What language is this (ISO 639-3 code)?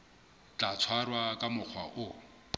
sot